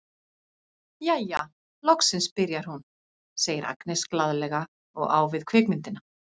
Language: Icelandic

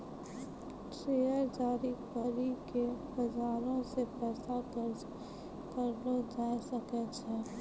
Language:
Maithili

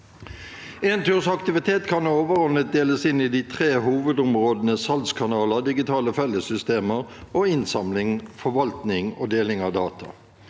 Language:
Norwegian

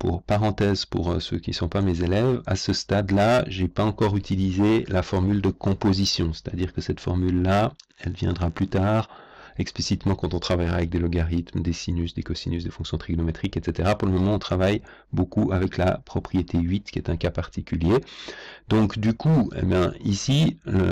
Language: French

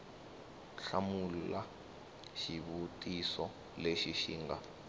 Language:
Tsonga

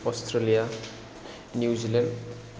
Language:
Bodo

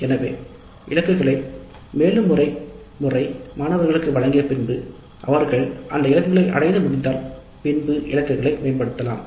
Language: Tamil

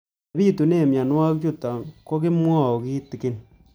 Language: Kalenjin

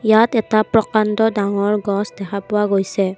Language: Assamese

